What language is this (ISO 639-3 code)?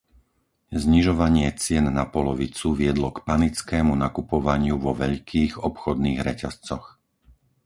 slk